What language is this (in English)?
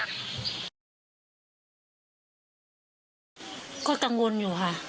Thai